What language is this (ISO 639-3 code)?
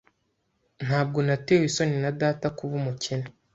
kin